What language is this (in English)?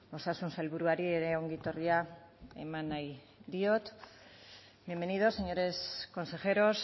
Basque